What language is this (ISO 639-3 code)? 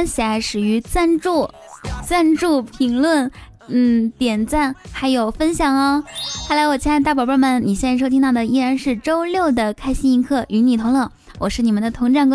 zho